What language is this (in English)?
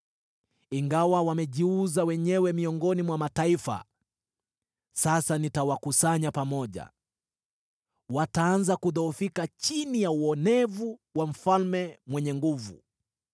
Swahili